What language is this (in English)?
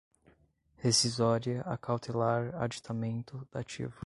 Portuguese